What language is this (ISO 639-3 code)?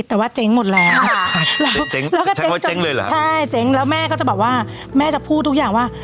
tha